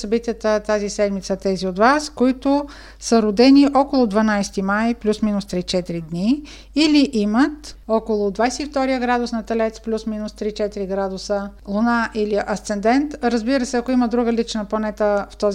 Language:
Bulgarian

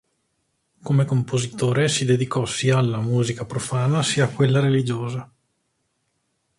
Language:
Italian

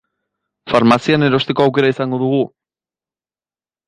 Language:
Basque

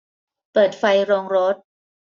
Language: Thai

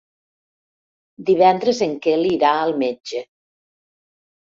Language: Catalan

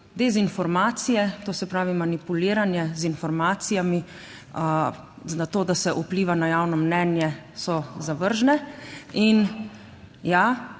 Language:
Slovenian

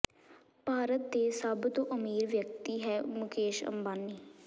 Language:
Punjabi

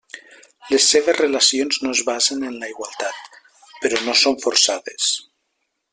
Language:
Catalan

